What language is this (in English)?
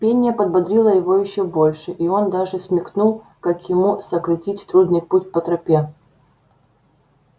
Russian